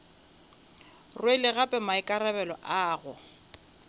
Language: Northern Sotho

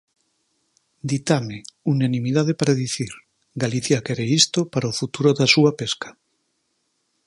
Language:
Galician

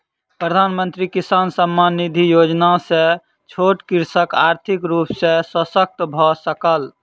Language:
Maithili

